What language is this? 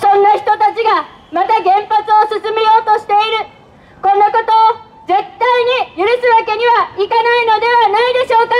Japanese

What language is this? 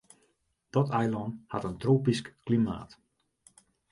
Western Frisian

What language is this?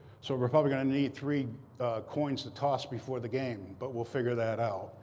English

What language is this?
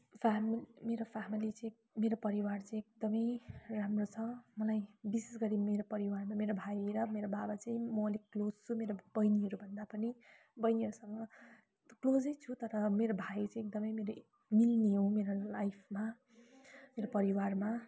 Nepali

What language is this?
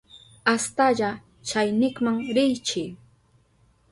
Southern Pastaza Quechua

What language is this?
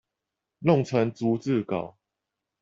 Chinese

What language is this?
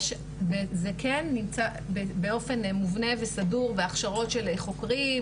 Hebrew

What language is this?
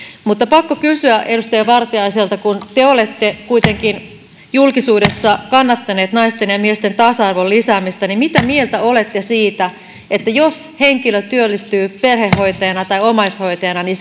Finnish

